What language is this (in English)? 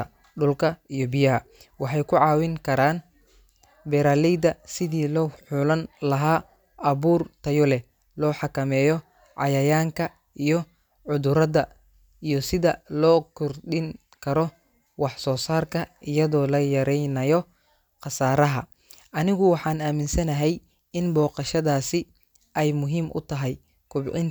Somali